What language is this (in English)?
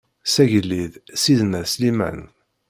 Kabyle